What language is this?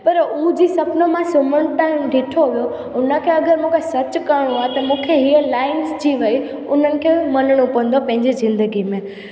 Sindhi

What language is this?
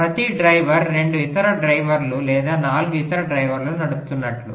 Telugu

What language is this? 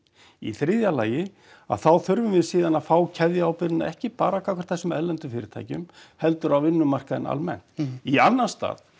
Icelandic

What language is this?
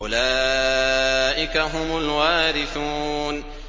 Arabic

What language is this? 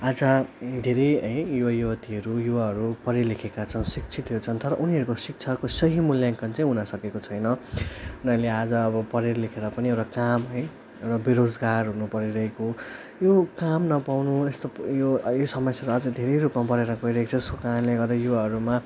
Nepali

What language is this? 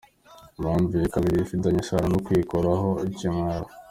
Kinyarwanda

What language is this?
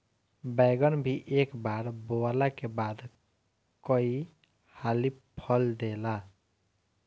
Bhojpuri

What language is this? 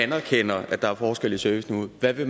Danish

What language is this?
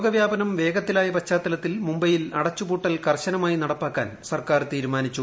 Malayalam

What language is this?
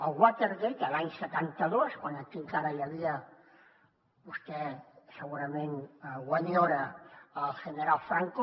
Catalan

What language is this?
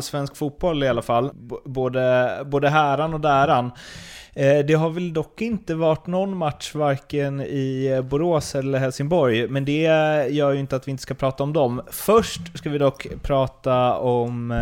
Swedish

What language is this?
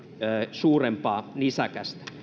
Finnish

